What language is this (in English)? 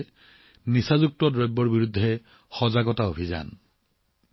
Assamese